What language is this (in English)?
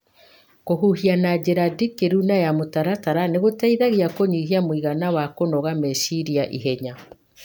Kikuyu